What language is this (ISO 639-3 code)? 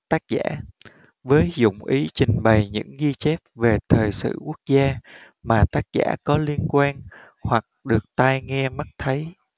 vie